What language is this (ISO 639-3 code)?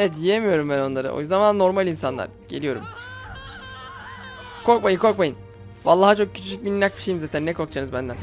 tur